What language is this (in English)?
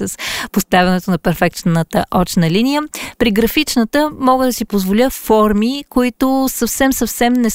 Bulgarian